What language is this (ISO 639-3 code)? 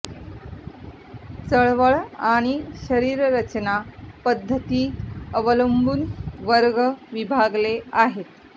mar